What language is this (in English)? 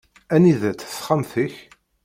Kabyle